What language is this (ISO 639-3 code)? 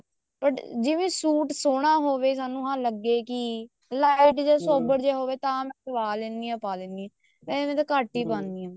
pan